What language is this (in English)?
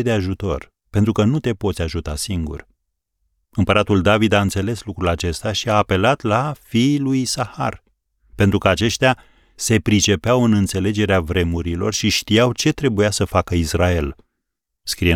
Romanian